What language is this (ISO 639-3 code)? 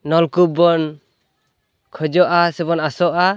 sat